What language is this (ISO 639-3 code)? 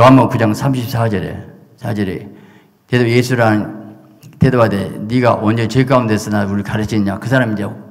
kor